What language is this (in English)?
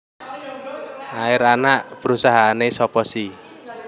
Javanese